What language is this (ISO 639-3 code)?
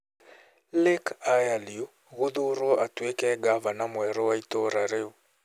kik